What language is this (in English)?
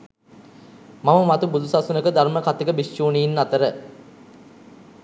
Sinhala